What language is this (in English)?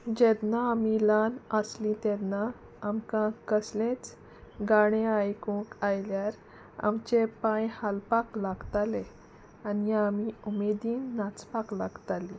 Konkani